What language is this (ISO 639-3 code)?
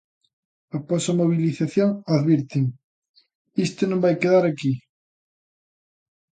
glg